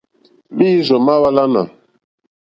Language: Mokpwe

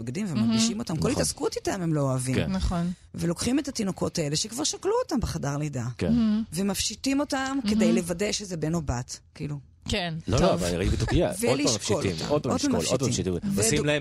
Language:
Hebrew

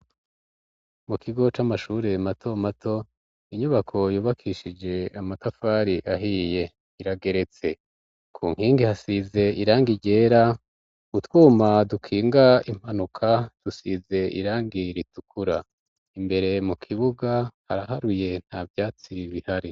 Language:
Rundi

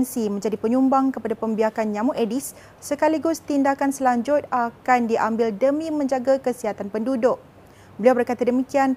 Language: Malay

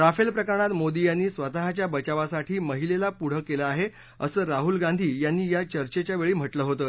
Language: Marathi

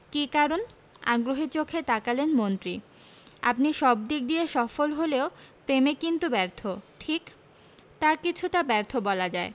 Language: Bangla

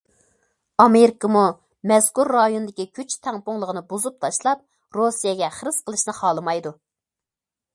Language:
Uyghur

